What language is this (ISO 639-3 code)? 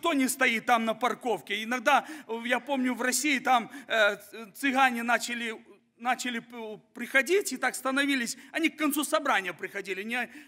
rus